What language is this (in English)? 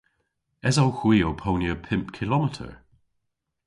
Cornish